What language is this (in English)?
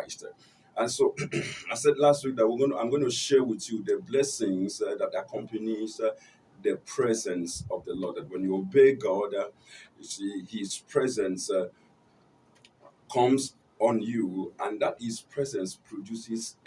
English